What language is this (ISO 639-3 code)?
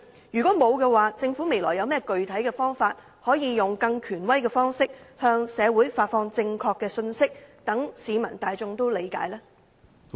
yue